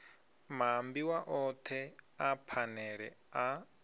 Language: Venda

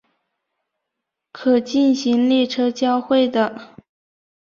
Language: Chinese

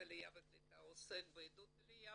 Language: Hebrew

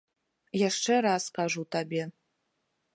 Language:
Belarusian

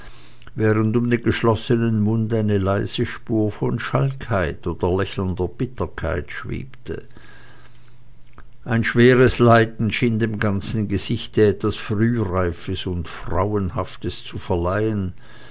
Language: German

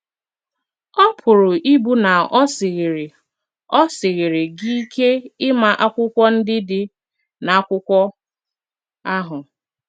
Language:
Igbo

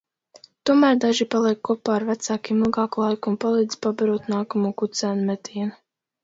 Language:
Latvian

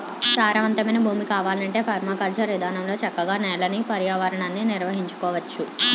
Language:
Telugu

